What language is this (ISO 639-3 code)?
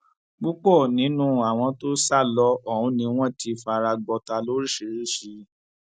yor